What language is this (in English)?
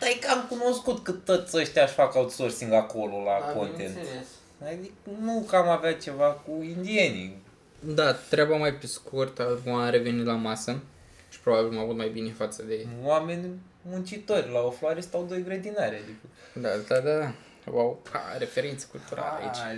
Romanian